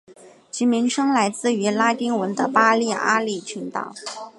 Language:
Chinese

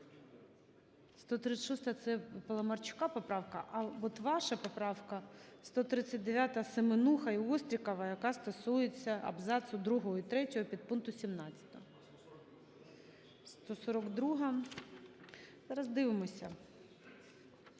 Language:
Ukrainian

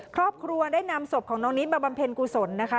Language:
Thai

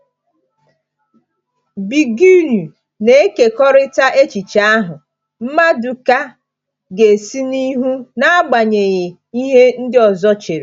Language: Igbo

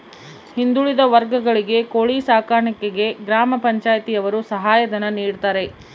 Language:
Kannada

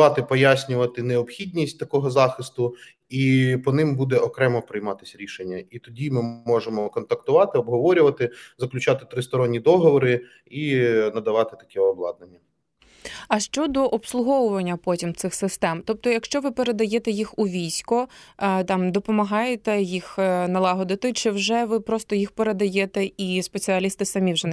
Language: Ukrainian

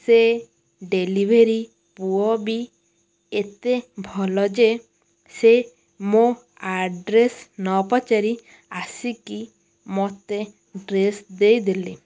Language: Odia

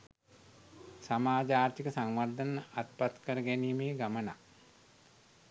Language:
Sinhala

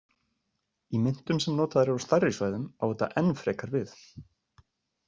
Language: Icelandic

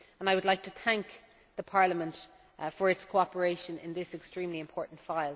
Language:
English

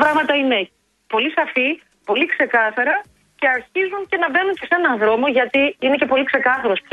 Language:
Greek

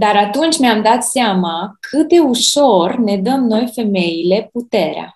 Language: Romanian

